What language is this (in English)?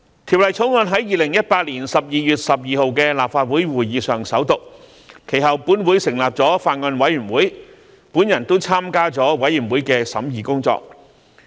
Cantonese